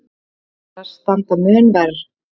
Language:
Icelandic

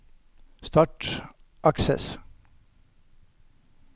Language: Norwegian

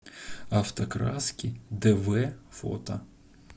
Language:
Russian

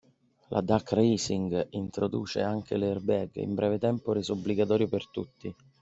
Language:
Italian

